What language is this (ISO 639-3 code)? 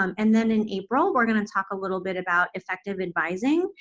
eng